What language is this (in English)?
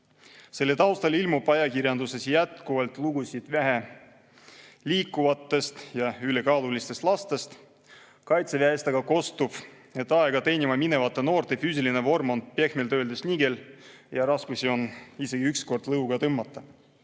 Estonian